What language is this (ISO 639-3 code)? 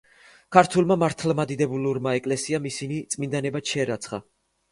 kat